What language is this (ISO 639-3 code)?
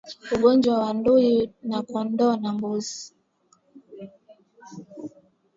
swa